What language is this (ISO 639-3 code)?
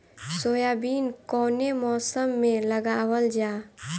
bho